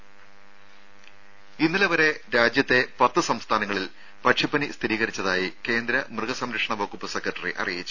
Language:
Malayalam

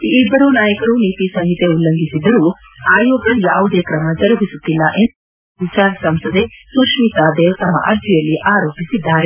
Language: Kannada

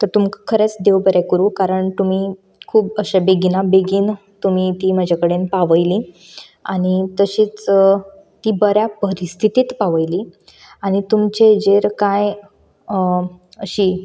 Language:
Konkani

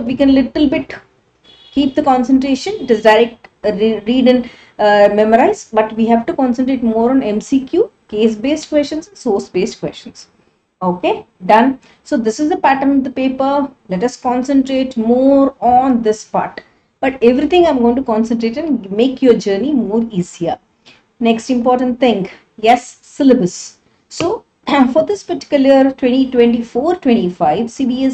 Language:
English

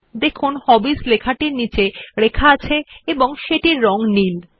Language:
Bangla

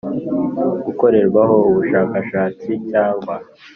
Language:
Kinyarwanda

